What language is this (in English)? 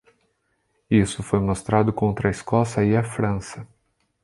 Portuguese